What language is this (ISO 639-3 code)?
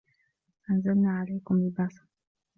ara